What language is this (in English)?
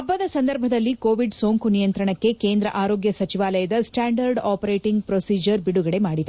Kannada